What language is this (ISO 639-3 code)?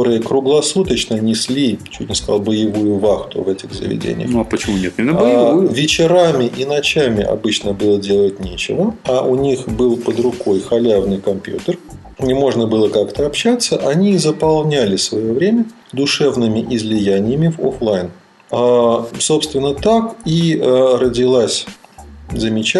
rus